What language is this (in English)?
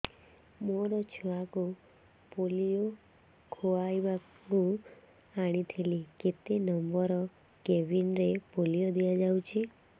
Odia